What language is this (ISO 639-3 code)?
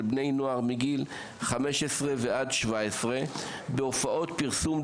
heb